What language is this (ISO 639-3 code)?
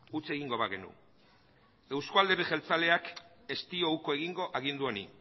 eus